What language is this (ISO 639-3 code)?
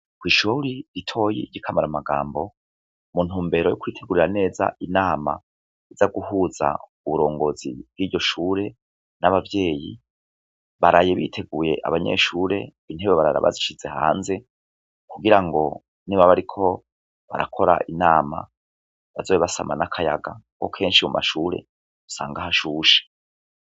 run